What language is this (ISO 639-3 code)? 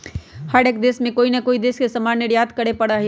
mag